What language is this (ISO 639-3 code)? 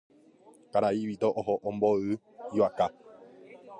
grn